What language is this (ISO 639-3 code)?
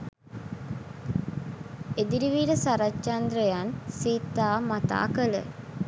sin